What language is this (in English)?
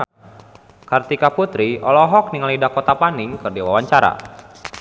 Sundanese